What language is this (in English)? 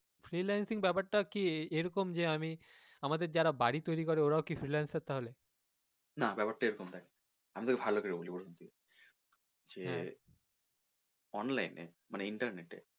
Bangla